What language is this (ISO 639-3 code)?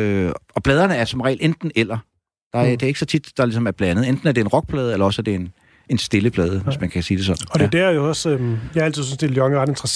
dan